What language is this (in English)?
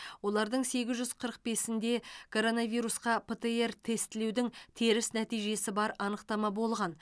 Kazakh